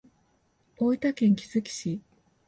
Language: Japanese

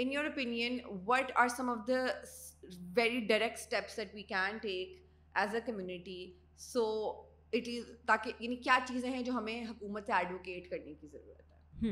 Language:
Urdu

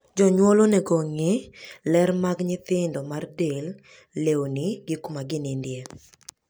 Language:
Luo (Kenya and Tanzania)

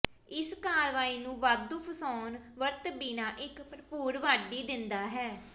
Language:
Punjabi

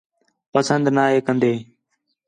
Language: Khetrani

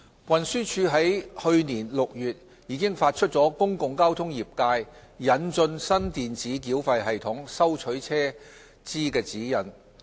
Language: Cantonese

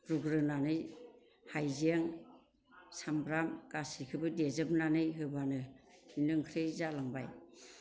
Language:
Bodo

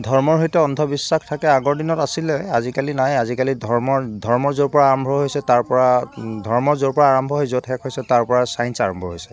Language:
Assamese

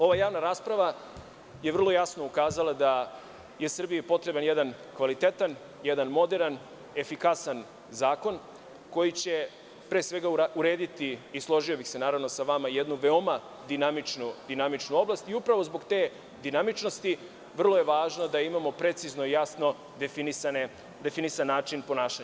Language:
Serbian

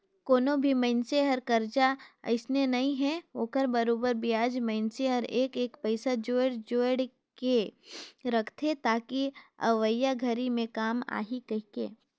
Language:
Chhattisgarhi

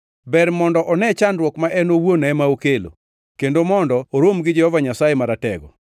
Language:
Luo (Kenya and Tanzania)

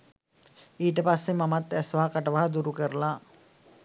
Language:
Sinhala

